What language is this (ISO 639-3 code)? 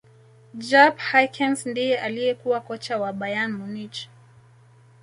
swa